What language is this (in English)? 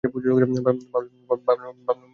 Bangla